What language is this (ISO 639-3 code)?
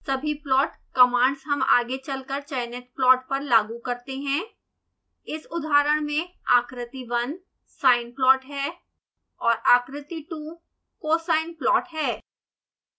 hin